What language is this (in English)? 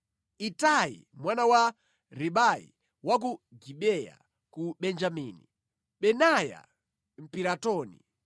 Nyanja